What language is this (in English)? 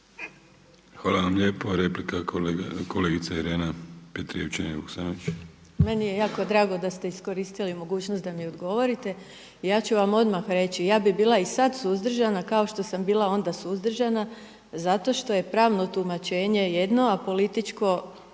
Croatian